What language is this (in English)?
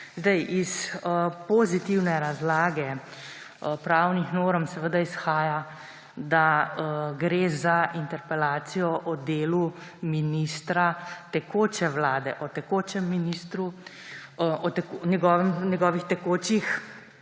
Slovenian